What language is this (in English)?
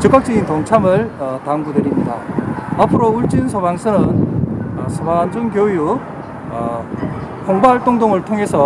Korean